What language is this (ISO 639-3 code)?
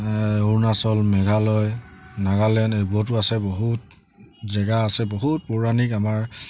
asm